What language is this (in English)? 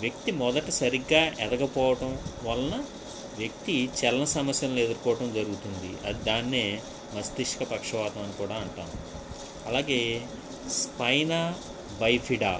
Telugu